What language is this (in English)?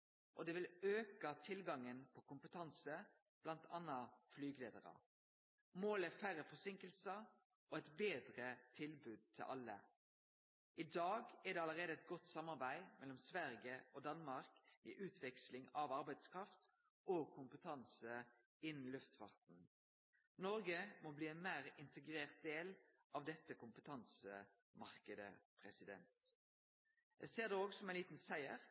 Norwegian Nynorsk